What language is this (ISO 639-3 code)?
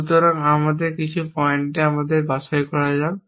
ben